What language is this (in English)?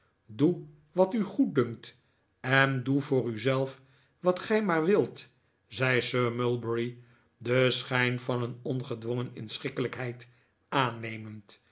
Dutch